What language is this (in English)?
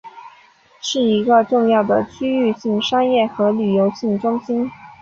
Chinese